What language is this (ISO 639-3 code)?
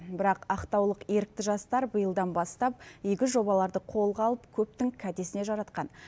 kaz